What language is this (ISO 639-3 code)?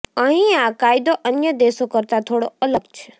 guj